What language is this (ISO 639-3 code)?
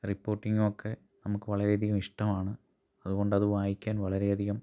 mal